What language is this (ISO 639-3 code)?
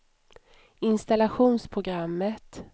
swe